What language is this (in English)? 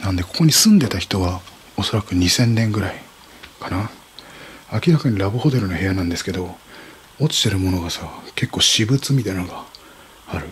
Japanese